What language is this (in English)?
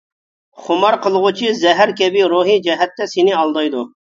Uyghur